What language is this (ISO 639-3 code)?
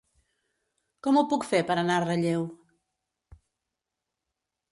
cat